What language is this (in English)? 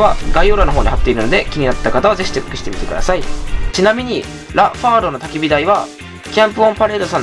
Japanese